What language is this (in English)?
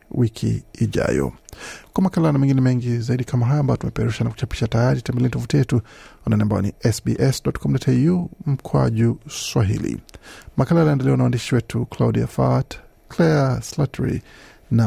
Swahili